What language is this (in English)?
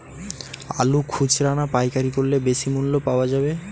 Bangla